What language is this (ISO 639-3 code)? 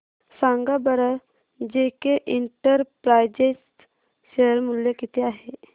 mar